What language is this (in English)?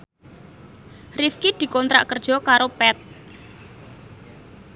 Javanese